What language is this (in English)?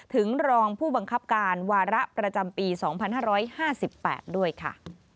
Thai